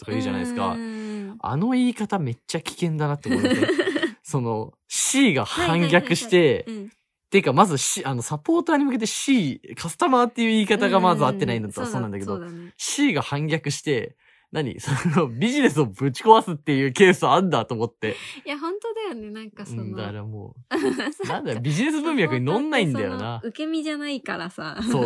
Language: Japanese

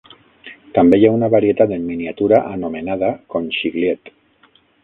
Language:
Catalan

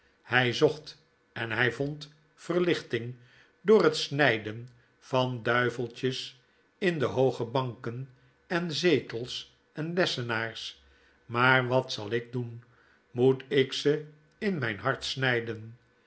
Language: Dutch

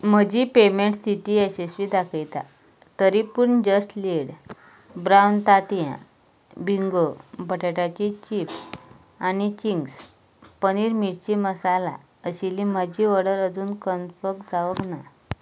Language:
Konkani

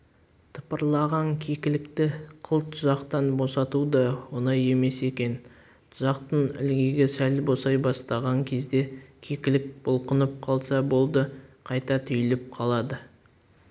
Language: Kazakh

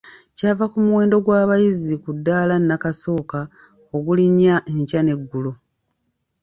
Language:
Ganda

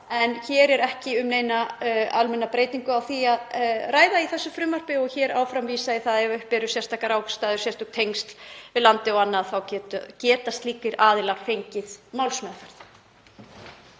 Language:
Icelandic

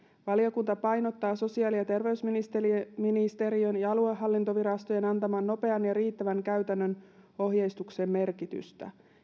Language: Finnish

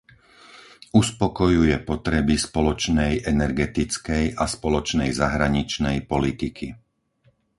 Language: Slovak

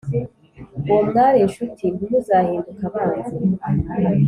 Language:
Kinyarwanda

